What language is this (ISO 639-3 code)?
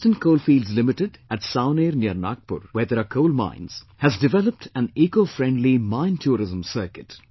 eng